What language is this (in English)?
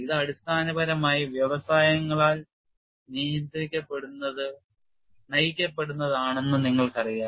Malayalam